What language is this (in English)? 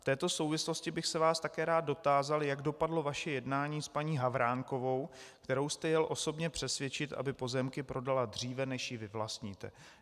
Czech